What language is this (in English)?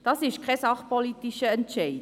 Swiss German